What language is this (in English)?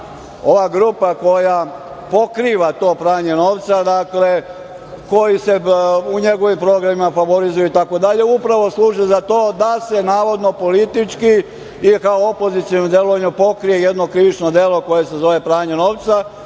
Serbian